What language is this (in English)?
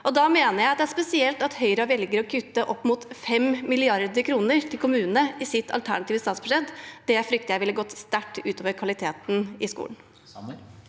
Norwegian